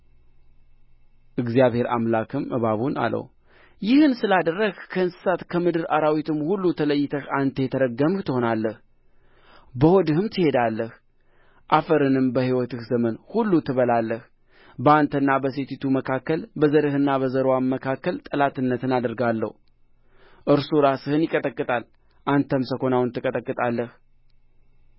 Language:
Amharic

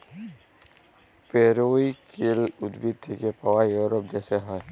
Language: Bangla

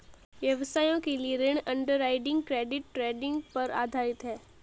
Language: Hindi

